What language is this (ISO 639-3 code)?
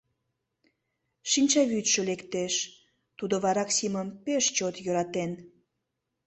chm